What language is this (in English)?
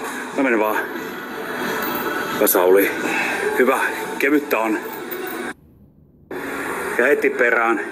Finnish